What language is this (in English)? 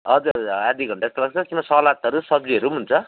Nepali